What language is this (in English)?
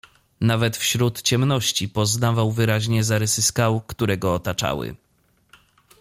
Polish